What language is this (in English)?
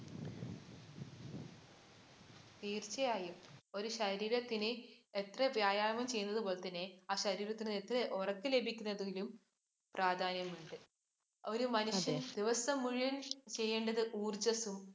Malayalam